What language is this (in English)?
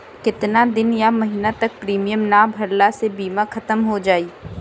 Bhojpuri